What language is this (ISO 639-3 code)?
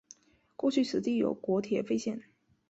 zho